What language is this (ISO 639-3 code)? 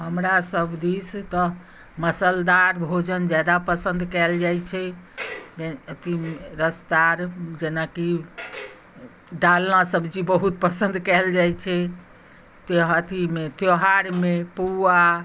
mai